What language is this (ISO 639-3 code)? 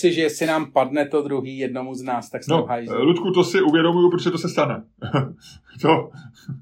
ces